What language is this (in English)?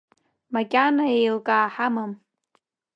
Abkhazian